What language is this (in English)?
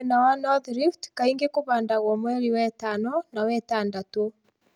Kikuyu